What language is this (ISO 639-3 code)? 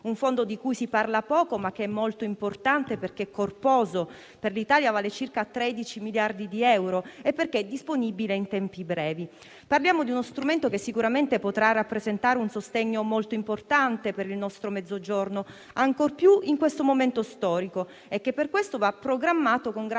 ita